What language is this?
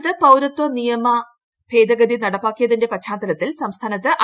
Malayalam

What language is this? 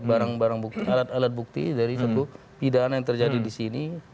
Indonesian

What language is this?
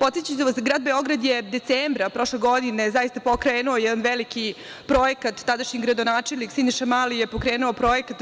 Serbian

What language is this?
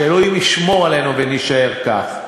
Hebrew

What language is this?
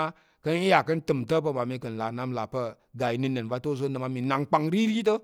Tarok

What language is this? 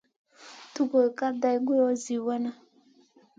Masana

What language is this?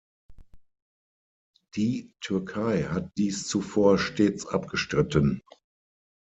German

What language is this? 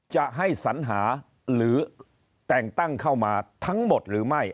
Thai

